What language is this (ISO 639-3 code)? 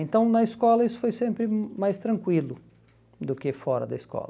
por